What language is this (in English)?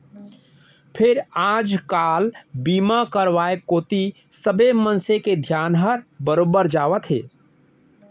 Chhattisgarhi